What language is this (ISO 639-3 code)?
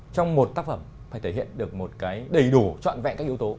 vie